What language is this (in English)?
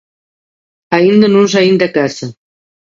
Galician